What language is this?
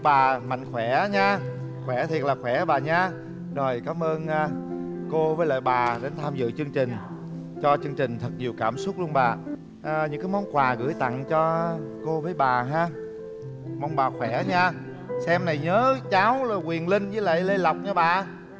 Vietnamese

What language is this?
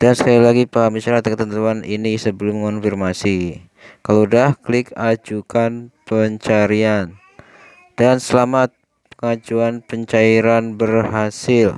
Indonesian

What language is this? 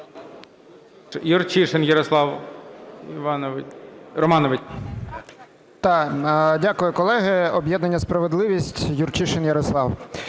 Ukrainian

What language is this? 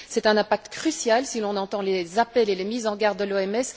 French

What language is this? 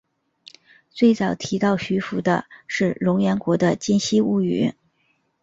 Chinese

